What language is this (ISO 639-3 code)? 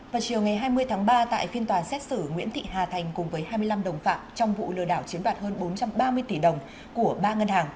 vie